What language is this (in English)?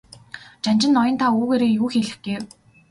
Mongolian